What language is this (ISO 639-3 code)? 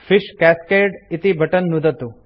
san